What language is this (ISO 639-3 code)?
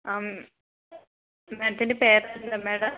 mal